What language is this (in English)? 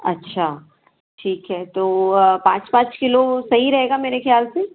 Hindi